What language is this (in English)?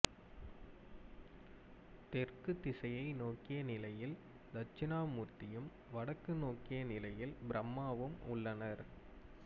Tamil